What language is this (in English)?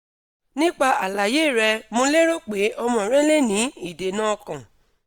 Yoruba